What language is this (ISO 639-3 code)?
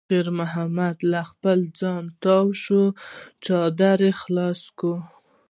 pus